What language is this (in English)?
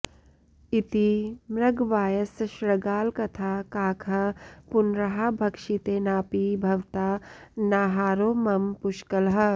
Sanskrit